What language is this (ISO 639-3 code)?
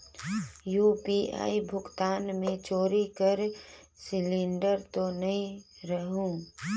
hne